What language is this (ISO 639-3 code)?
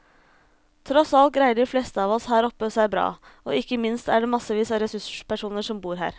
nor